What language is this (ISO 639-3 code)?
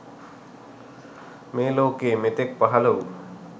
sin